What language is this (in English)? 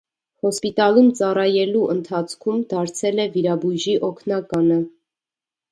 Armenian